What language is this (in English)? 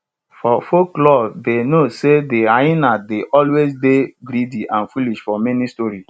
Nigerian Pidgin